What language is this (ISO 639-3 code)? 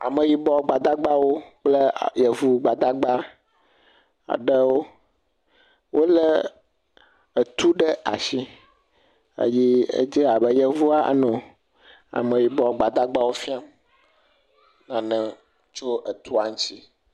ewe